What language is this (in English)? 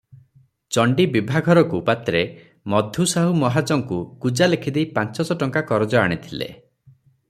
Odia